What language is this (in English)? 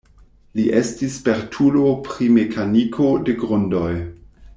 Esperanto